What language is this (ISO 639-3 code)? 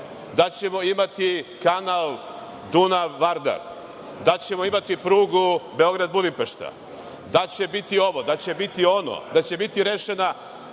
srp